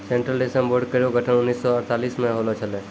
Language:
Maithili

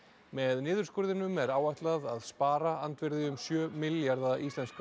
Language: Icelandic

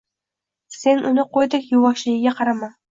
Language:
Uzbek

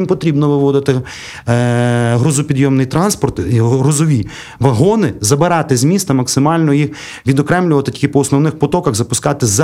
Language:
Ukrainian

